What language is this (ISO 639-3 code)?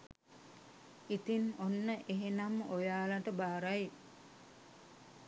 sin